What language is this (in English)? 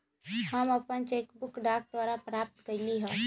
Magahi